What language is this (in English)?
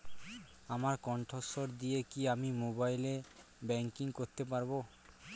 Bangla